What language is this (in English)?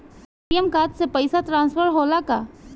Bhojpuri